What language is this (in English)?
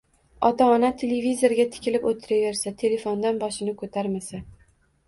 Uzbek